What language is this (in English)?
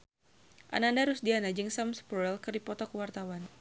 Sundanese